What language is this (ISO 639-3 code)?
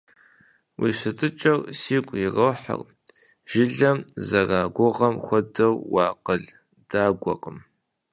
kbd